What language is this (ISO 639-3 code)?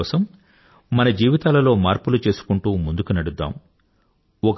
tel